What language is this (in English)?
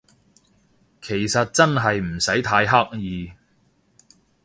Cantonese